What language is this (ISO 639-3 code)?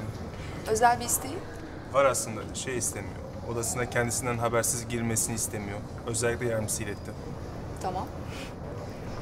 tur